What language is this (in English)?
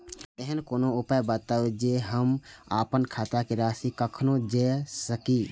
Maithili